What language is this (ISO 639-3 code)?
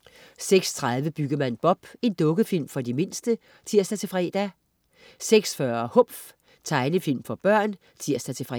dan